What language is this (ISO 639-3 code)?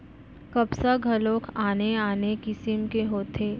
hne